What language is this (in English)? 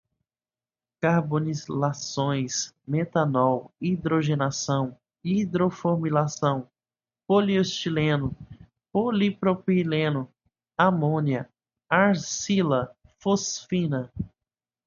Portuguese